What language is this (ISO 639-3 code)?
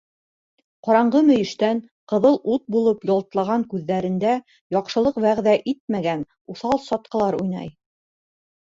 bak